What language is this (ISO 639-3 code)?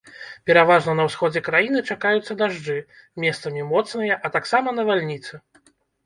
bel